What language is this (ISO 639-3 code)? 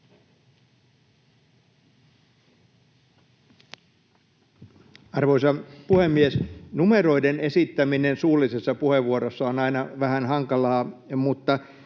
fin